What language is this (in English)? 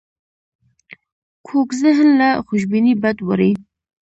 Pashto